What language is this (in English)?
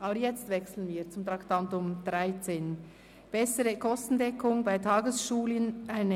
Swiss German